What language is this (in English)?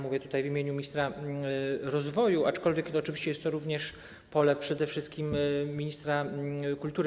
Polish